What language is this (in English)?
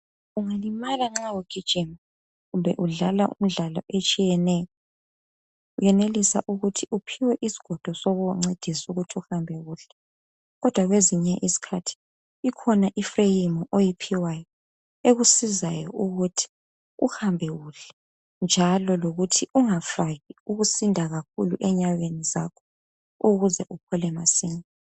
North Ndebele